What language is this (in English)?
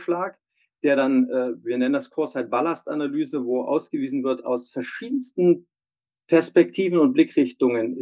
German